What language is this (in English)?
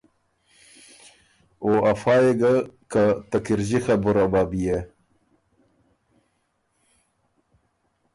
Ormuri